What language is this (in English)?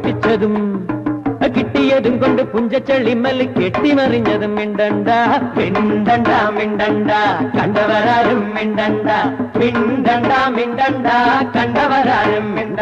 Thai